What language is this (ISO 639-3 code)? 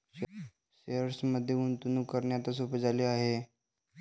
mar